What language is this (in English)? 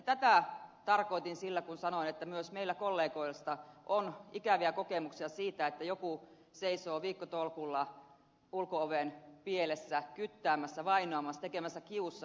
Finnish